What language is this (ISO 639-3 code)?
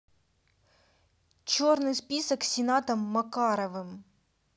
rus